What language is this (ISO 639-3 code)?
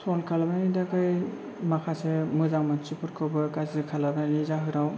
brx